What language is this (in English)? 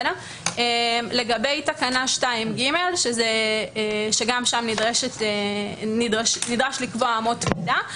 Hebrew